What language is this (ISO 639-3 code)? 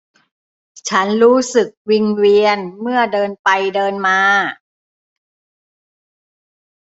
tha